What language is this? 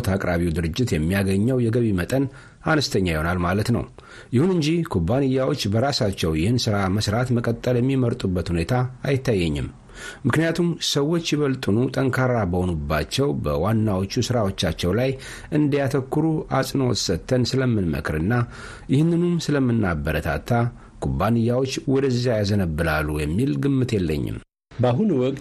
Amharic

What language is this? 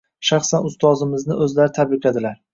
Uzbek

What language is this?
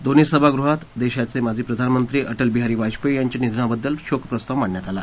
Marathi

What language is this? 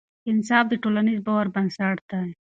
Pashto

